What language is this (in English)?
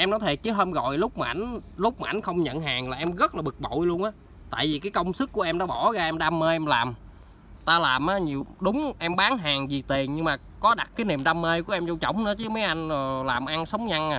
Vietnamese